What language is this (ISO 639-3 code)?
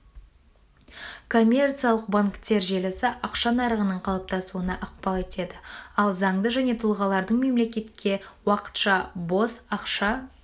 kaz